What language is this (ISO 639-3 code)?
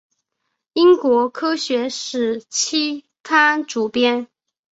zho